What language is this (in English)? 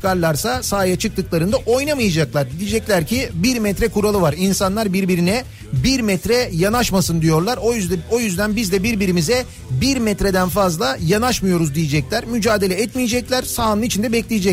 Turkish